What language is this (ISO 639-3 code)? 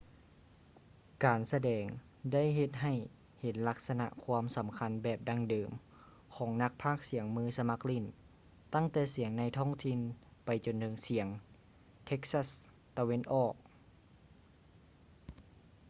lao